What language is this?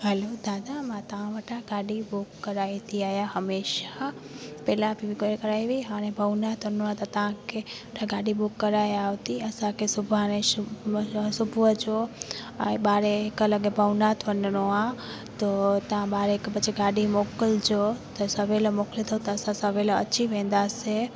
Sindhi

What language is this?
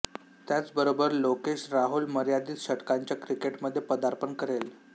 Marathi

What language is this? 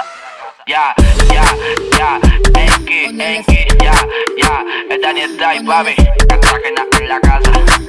Turkish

